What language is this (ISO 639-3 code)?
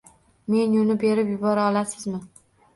uzb